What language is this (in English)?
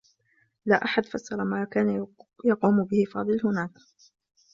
Arabic